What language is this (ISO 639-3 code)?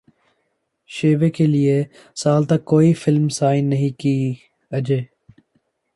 urd